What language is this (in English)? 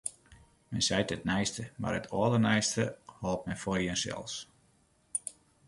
Western Frisian